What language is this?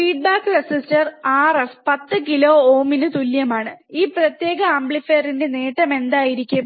Malayalam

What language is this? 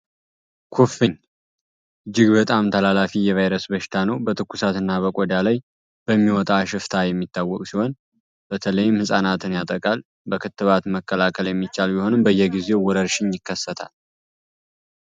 Amharic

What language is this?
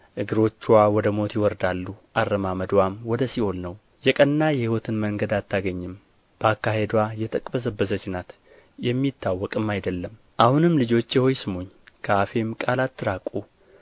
Amharic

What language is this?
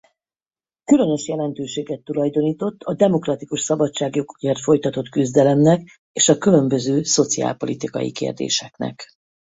Hungarian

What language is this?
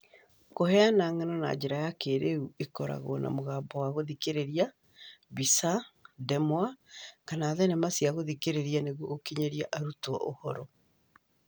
Kikuyu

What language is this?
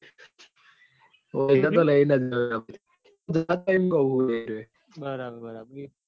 Gujarati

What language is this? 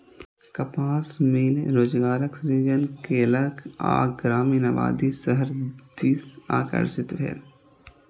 Maithili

